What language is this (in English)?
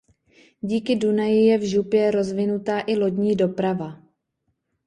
Czech